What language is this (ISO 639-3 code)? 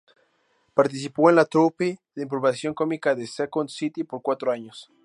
spa